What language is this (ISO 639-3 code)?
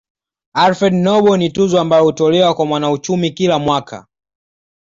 swa